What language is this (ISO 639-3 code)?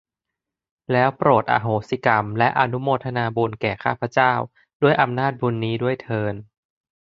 tha